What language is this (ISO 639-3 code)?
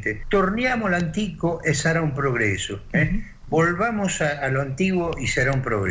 spa